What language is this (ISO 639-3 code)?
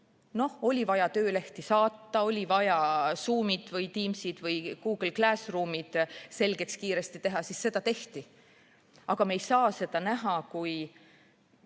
est